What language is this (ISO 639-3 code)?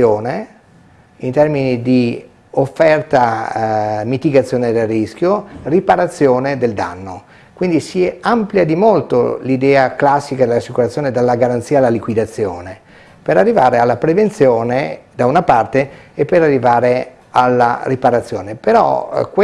ita